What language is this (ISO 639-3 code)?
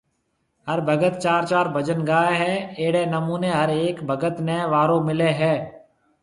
mve